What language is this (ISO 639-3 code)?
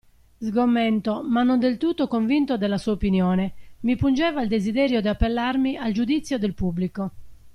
ita